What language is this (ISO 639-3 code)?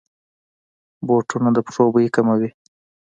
pus